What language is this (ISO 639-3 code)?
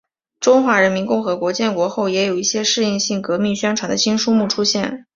zho